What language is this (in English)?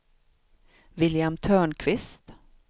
Swedish